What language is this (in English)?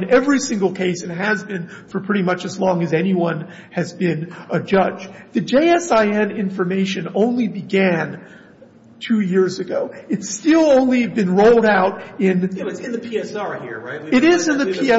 English